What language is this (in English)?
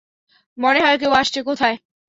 Bangla